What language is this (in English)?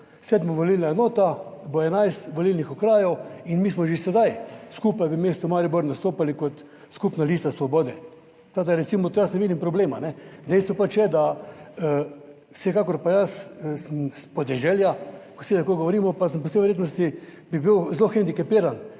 Slovenian